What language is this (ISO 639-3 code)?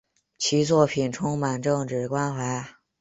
zho